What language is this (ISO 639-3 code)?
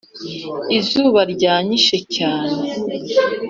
kin